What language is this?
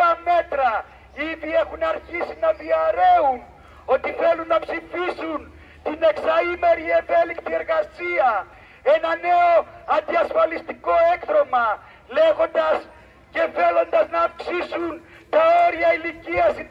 Greek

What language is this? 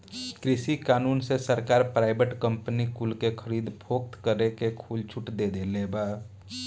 Bhojpuri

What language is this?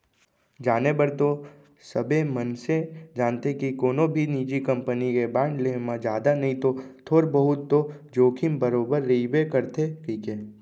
Chhattisgarhi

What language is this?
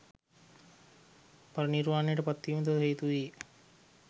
Sinhala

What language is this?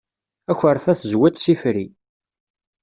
Kabyle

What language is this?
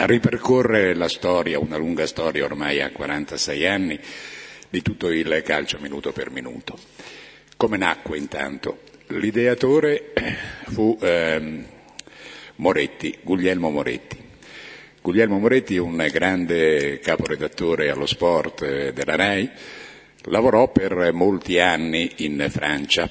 Italian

